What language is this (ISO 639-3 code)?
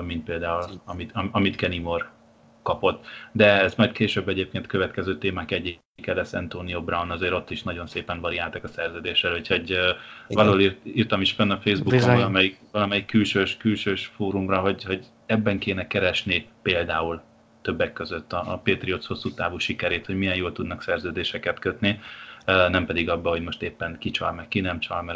hun